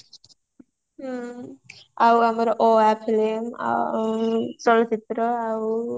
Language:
Odia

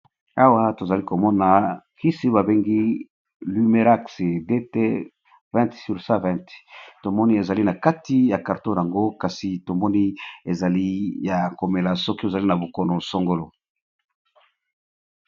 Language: Lingala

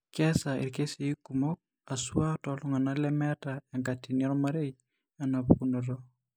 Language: Masai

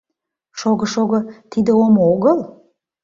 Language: Mari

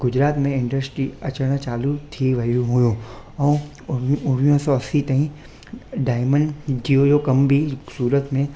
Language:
Sindhi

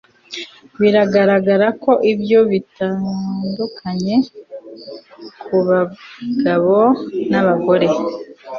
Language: Kinyarwanda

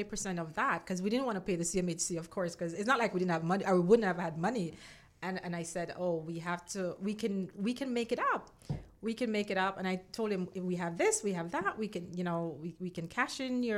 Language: English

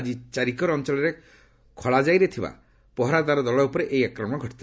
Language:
Odia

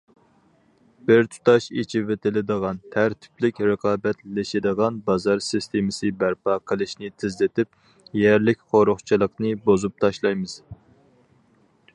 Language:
Uyghur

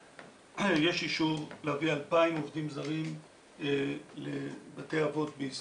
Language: Hebrew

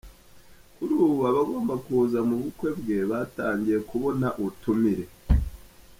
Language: Kinyarwanda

